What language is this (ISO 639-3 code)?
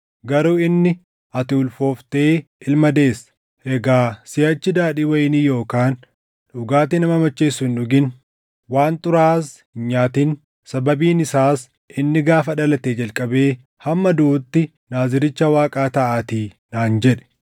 orm